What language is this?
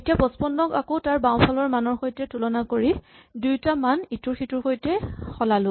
Assamese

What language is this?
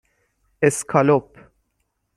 Persian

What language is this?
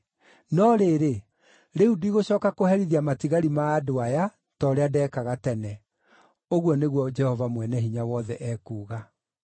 Kikuyu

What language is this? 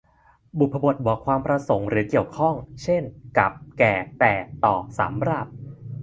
Thai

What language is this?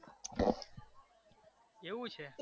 Gujarati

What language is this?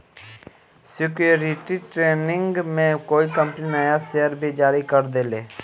Bhojpuri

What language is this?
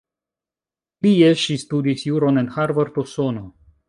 Esperanto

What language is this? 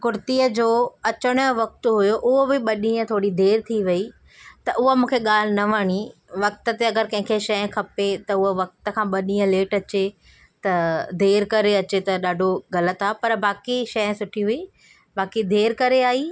Sindhi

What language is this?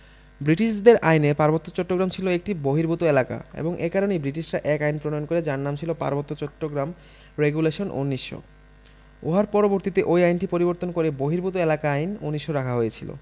Bangla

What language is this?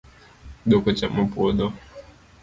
Luo (Kenya and Tanzania)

